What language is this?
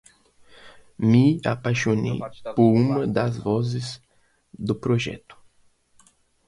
Portuguese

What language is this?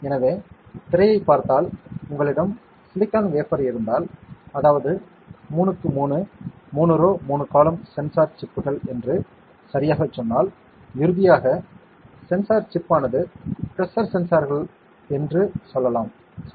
Tamil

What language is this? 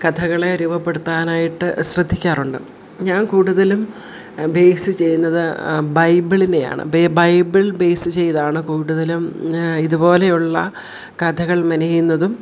Malayalam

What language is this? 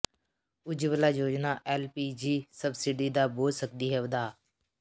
Punjabi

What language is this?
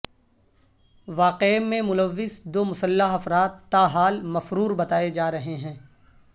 Urdu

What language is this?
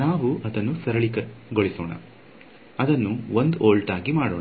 Kannada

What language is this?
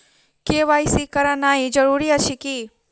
Maithili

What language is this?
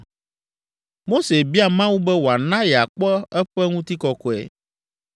Ewe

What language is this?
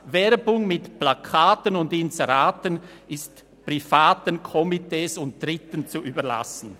Swiss German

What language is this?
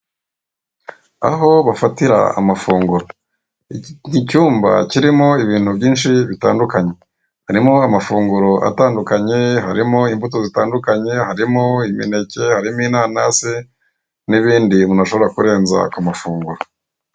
Kinyarwanda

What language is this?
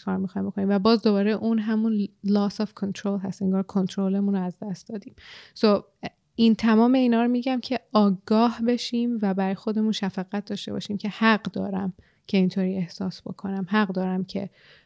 Persian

